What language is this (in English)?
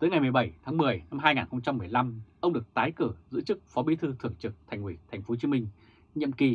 Vietnamese